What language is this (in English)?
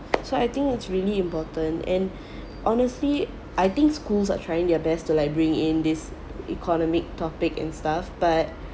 English